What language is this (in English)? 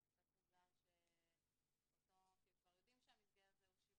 Hebrew